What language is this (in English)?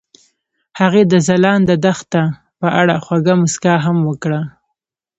Pashto